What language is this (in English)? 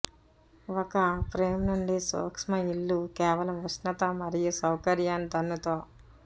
Telugu